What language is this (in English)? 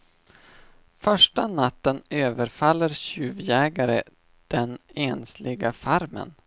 Swedish